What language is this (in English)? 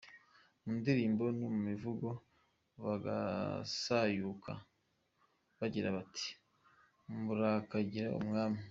Kinyarwanda